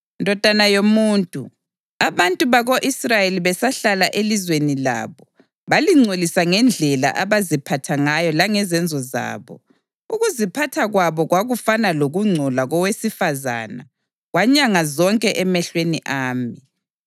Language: North Ndebele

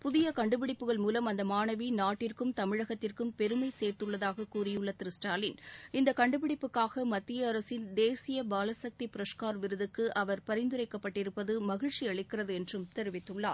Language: Tamil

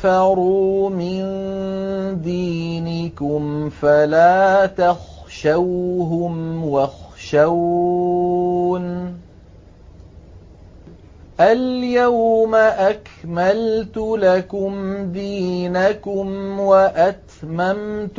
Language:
Arabic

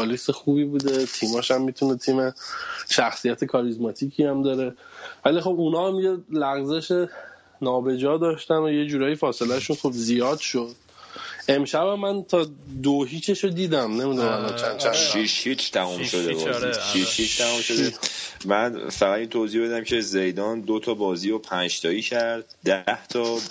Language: Persian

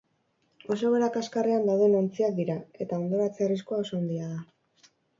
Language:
Basque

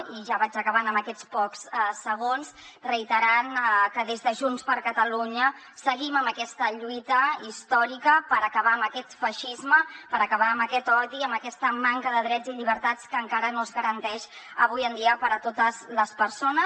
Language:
Catalan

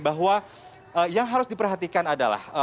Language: Indonesian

